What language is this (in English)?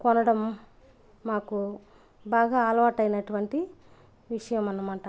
Telugu